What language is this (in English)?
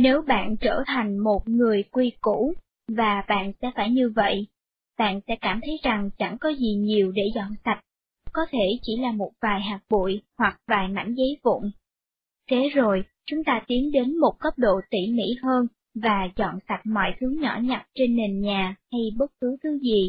Vietnamese